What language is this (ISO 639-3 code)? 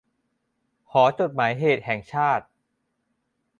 tha